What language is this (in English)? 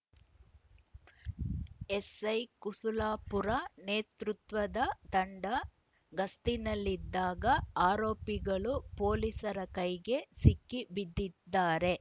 Kannada